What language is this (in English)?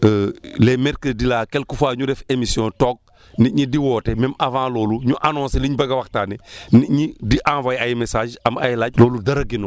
Wolof